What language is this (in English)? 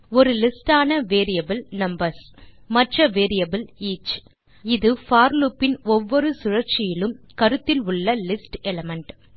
Tamil